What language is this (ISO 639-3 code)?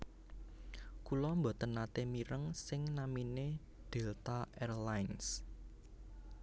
jav